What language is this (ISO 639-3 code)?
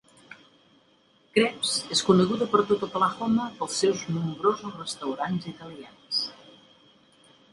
cat